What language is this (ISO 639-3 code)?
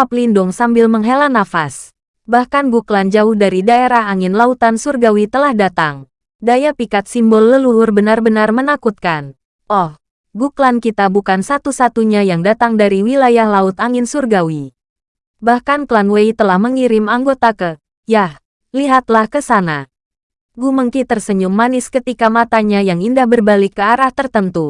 ind